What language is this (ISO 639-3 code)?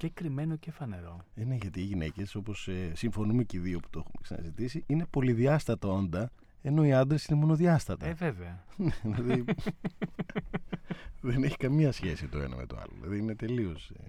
ell